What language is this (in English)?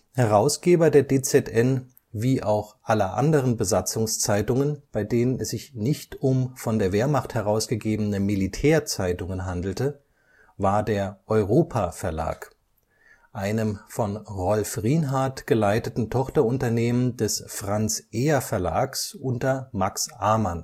German